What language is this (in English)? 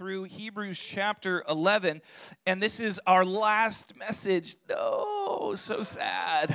English